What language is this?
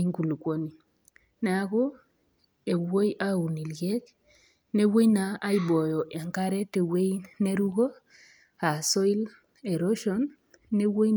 Masai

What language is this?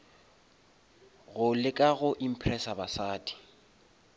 Northern Sotho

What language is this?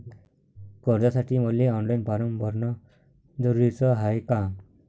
Marathi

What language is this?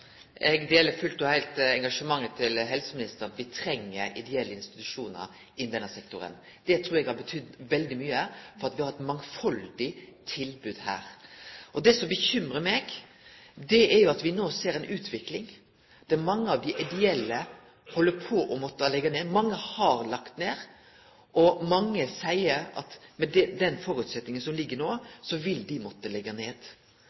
Norwegian Nynorsk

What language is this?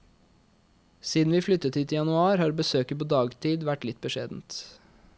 Norwegian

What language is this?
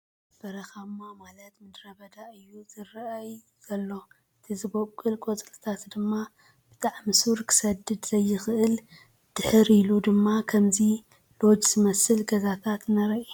Tigrinya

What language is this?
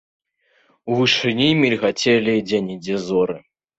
Belarusian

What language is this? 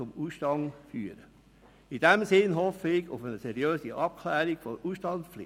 Swiss German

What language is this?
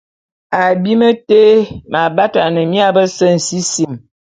Bulu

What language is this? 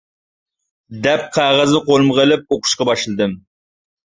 Uyghur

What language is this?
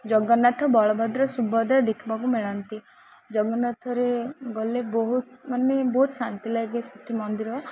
Odia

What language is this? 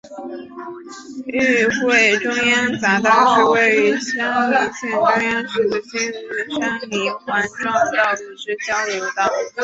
Chinese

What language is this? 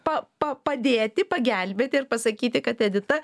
Lithuanian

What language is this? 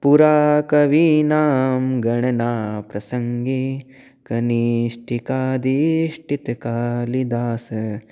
Sanskrit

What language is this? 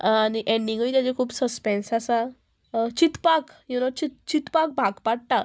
Konkani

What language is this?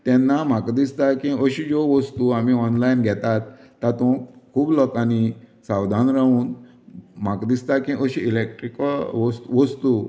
Konkani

